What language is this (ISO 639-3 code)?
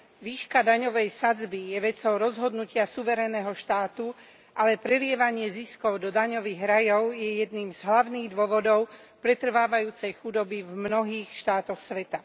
slk